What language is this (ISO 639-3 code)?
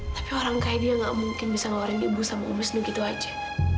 ind